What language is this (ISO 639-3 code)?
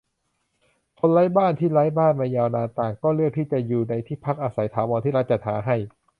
tha